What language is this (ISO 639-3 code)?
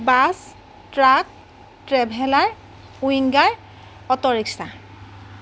asm